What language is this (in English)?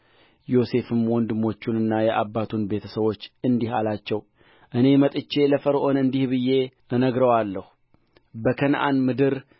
Amharic